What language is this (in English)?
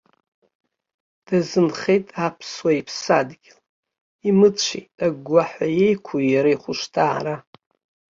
Abkhazian